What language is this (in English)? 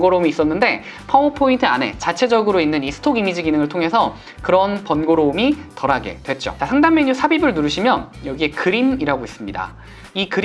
Korean